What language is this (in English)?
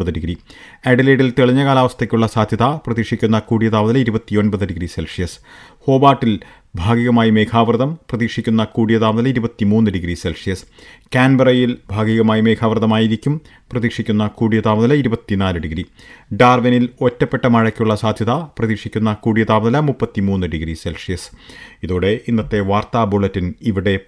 Malayalam